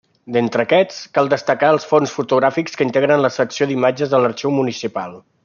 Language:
Catalan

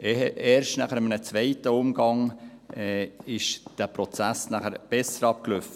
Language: Swiss German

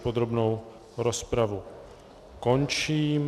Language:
Czech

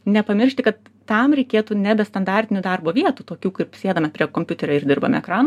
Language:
Lithuanian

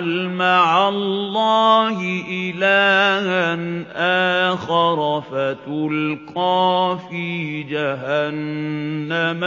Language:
Arabic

